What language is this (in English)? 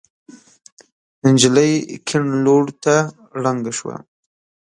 Pashto